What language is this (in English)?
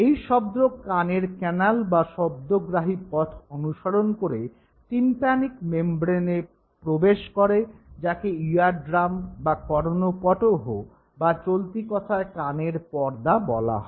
Bangla